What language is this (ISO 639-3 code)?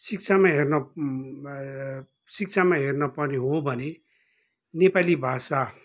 nep